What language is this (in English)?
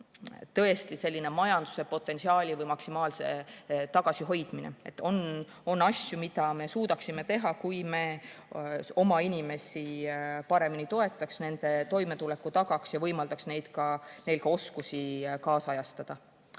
Estonian